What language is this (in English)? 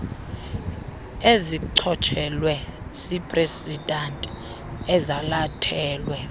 Xhosa